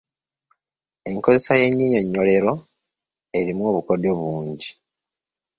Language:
Ganda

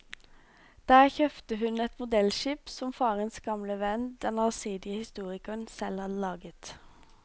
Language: Norwegian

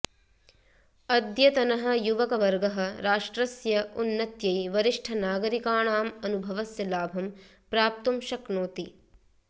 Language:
Sanskrit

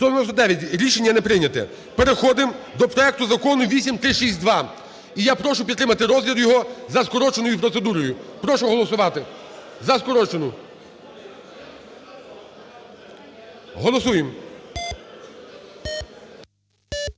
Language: Ukrainian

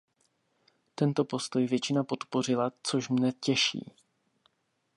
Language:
Czech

